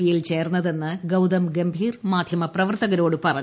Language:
Malayalam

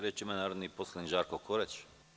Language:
Serbian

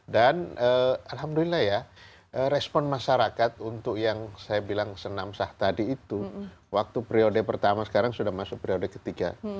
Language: Indonesian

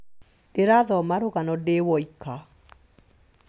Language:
Kikuyu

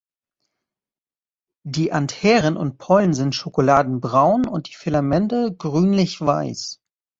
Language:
German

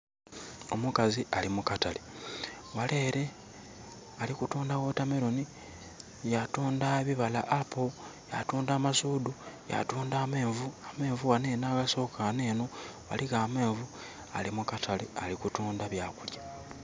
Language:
Soga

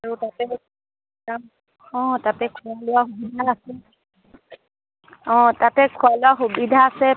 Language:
Assamese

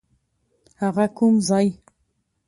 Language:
Pashto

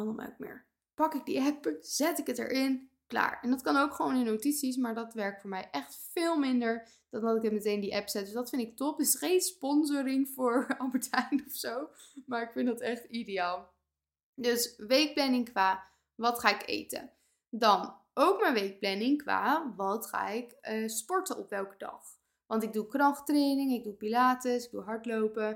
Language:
Dutch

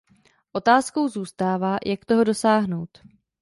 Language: Czech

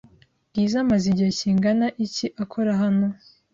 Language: Kinyarwanda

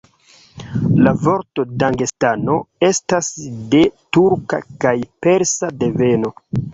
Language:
Esperanto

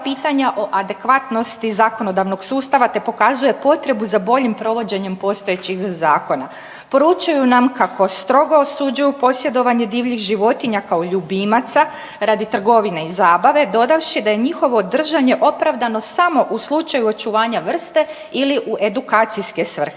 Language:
Croatian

